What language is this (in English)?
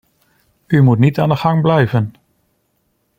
Dutch